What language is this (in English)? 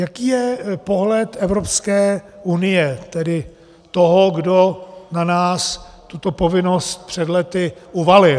Czech